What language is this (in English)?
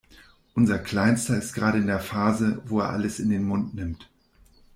German